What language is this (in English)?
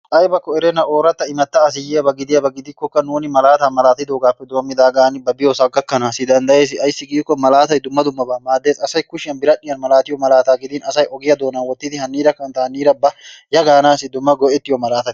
Wolaytta